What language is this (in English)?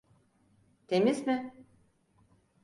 Turkish